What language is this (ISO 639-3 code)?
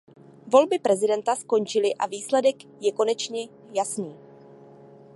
ces